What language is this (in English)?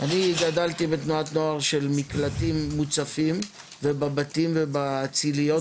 Hebrew